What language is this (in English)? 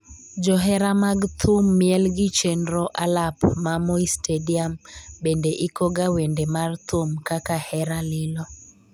Luo (Kenya and Tanzania)